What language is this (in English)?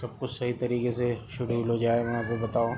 Urdu